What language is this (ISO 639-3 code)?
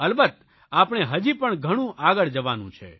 guj